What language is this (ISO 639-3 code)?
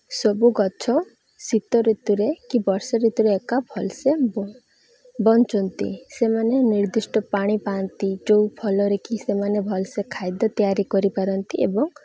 ori